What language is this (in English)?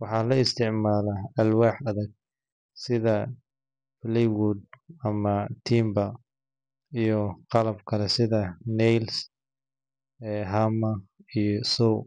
Somali